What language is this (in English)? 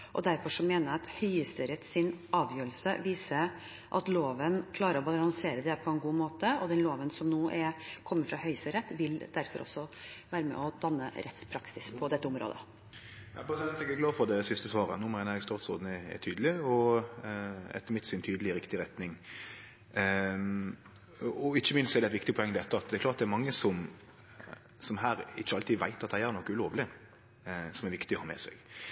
Norwegian